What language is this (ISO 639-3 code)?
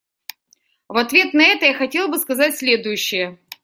rus